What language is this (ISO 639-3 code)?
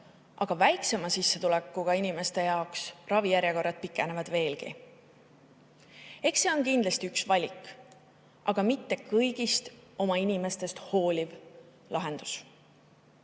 est